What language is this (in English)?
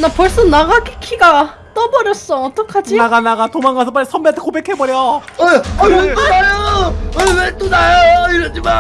Korean